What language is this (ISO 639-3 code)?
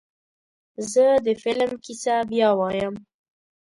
pus